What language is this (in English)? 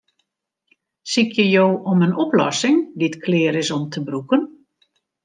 Western Frisian